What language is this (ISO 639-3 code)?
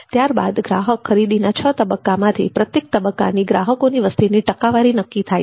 guj